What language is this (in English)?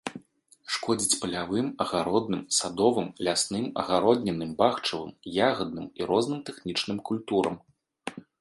Belarusian